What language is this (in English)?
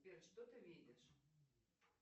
Russian